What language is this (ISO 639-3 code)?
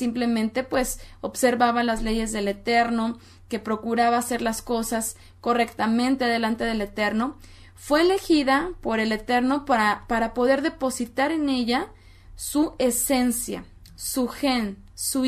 spa